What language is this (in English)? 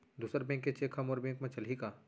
Chhattisgarhi